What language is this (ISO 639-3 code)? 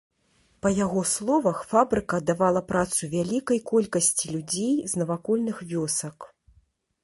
bel